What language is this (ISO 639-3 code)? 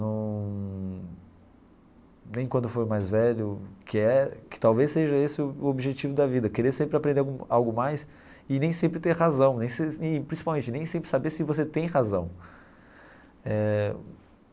por